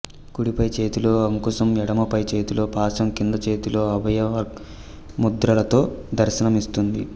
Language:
Telugu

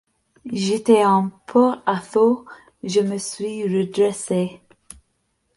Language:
French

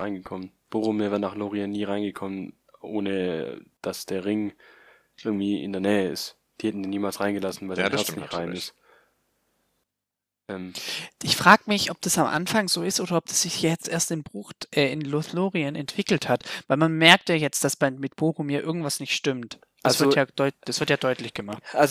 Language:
German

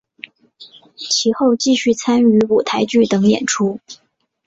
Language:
Chinese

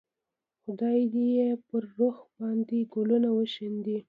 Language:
Pashto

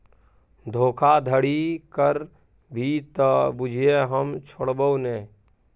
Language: Maithili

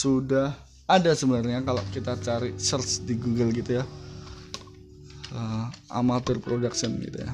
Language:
Indonesian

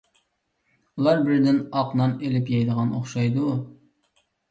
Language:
Uyghur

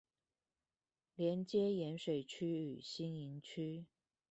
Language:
Chinese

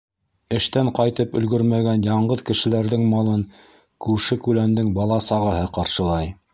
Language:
Bashkir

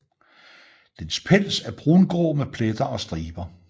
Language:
Danish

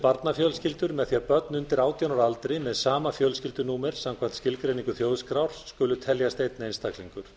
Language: Icelandic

